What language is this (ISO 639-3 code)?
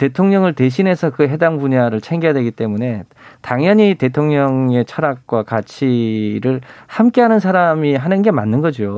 kor